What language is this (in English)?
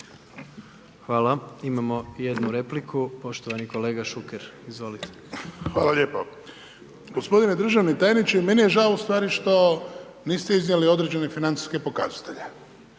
Croatian